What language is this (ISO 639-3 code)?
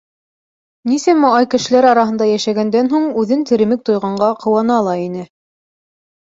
bak